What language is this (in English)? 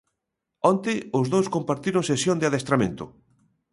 Galician